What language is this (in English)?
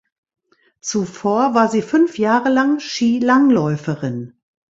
German